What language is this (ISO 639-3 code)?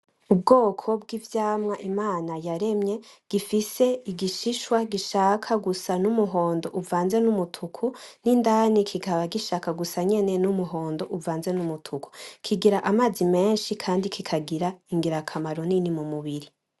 run